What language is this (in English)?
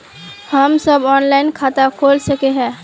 Magahi